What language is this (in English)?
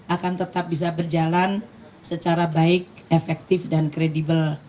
Indonesian